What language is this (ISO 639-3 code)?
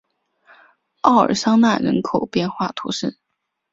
zho